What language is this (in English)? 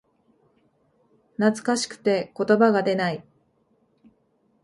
Japanese